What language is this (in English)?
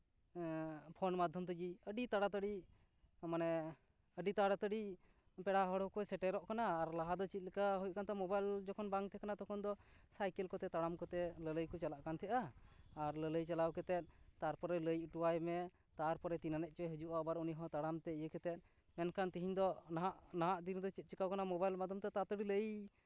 Santali